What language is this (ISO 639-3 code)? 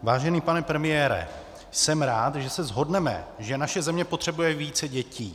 ces